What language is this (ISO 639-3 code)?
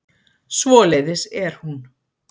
isl